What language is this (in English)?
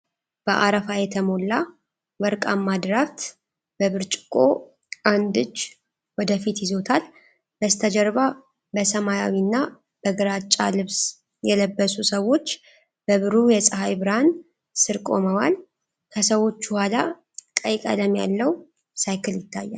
Amharic